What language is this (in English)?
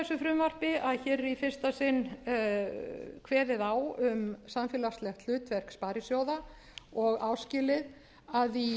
Icelandic